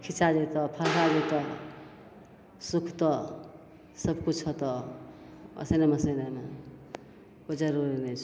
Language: Maithili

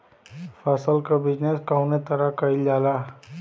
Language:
Bhojpuri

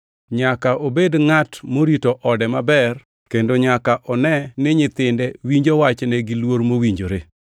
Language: Luo (Kenya and Tanzania)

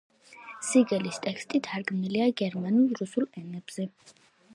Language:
Georgian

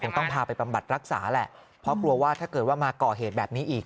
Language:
Thai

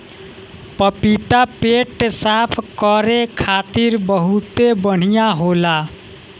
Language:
Bhojpuri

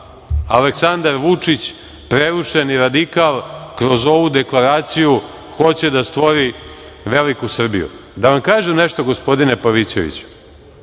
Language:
Serbian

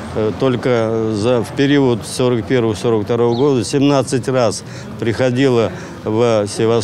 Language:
Russian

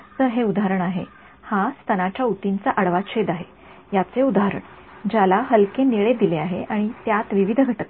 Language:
Marathi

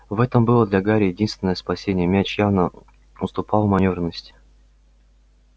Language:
Russian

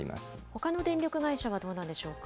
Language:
Japanese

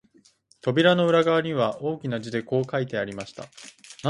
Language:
Japanese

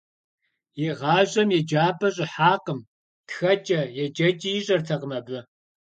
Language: Kabardian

